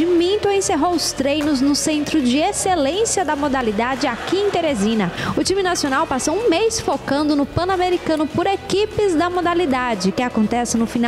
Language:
Portuguese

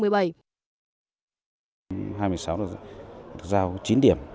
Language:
Vietnamese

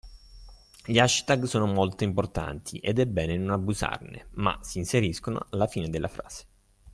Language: Italian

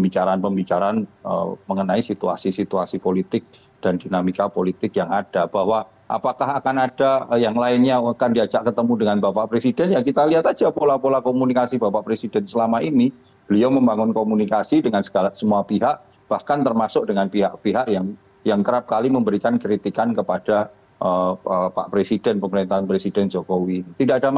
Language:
Indonesian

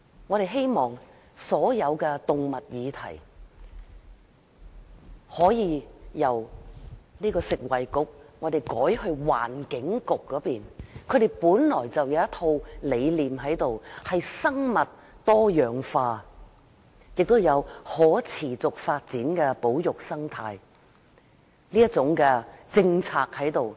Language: Cantonese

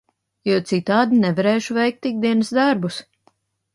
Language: Latvian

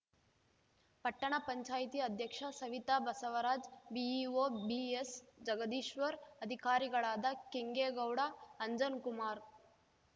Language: Kannada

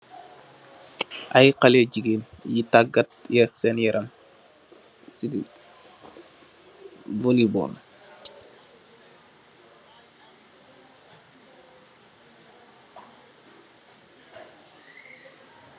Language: Wolof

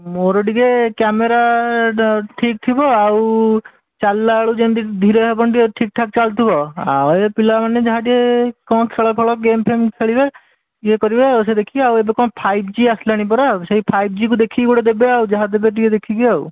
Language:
Odia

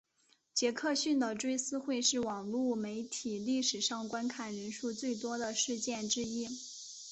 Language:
Chinese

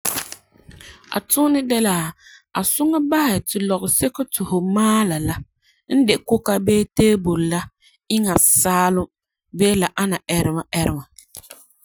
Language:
Frafra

